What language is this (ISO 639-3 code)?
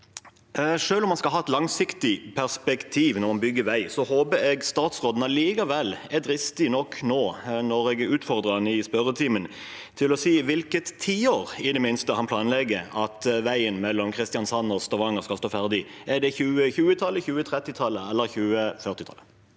nor